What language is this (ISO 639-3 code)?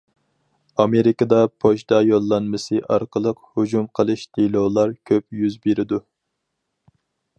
uig